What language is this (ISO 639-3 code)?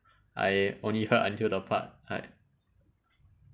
eng